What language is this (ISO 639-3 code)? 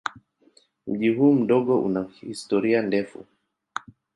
swa